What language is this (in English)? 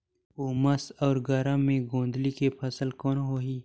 Chhattisgarhi